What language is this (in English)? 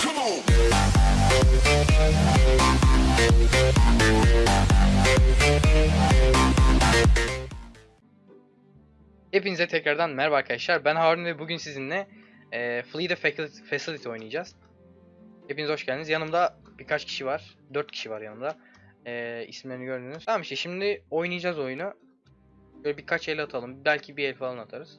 Turkish